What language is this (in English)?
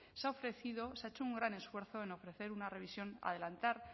Spanish